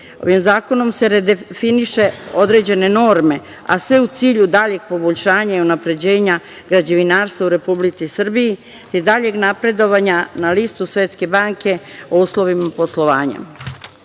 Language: Serbian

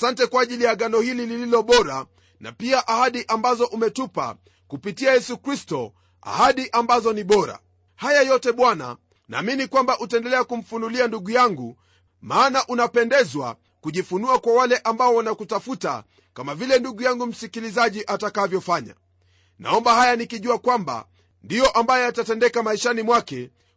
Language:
Swahili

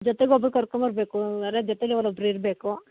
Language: Kannada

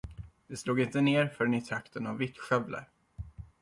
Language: Swedish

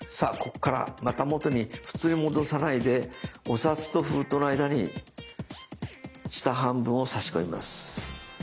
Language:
Japanese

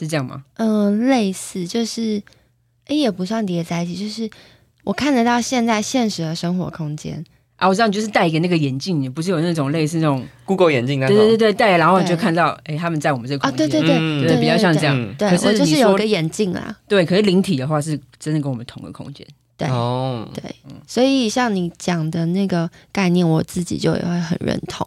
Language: Chinese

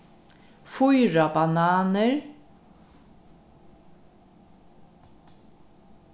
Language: Faroese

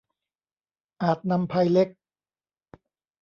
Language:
Thai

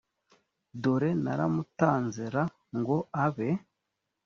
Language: Kinyarwanda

